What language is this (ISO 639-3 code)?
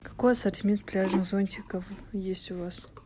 rus